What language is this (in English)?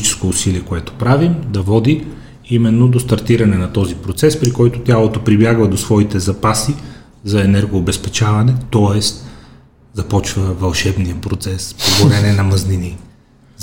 Bulgarian